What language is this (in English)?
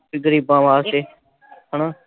Punjabi